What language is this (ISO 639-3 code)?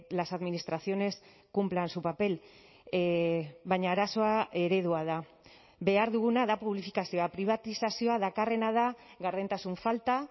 eus